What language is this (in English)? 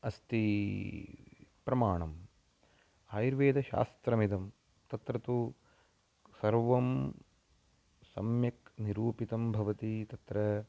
Sanskrit